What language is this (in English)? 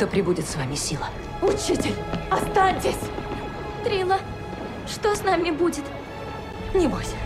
Russian